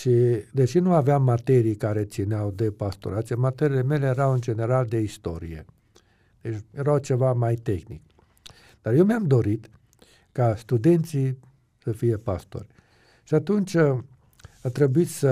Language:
Romanian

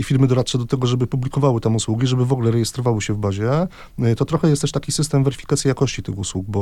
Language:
Polish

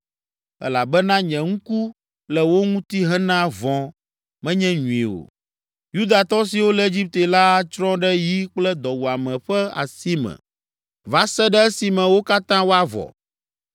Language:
Ewe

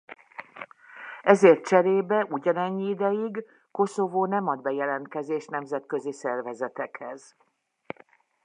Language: Hungarian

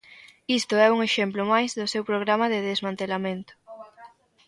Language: Galician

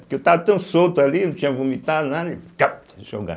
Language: Portuguese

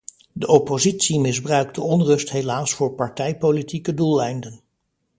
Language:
Dutch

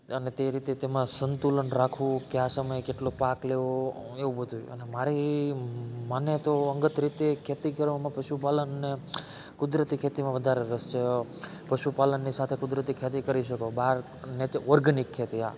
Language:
Gujarati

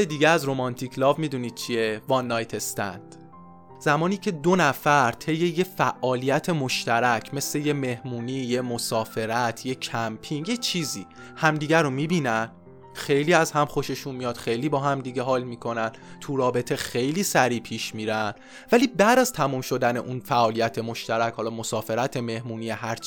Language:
Persian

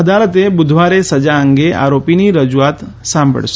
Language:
Gujarati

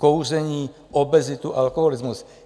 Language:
Czech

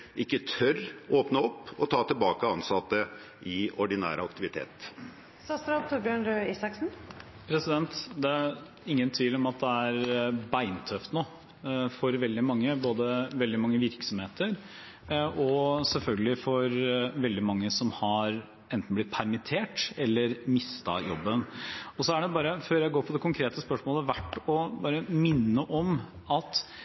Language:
Norwegian Bokmål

